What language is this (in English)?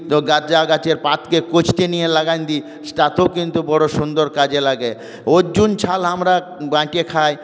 Bangla